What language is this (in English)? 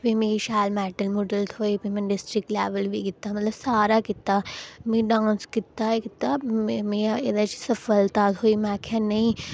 Dogri